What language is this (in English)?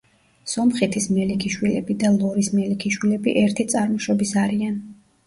Georgian